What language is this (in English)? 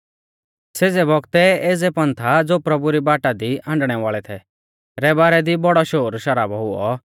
Mahasu Pahari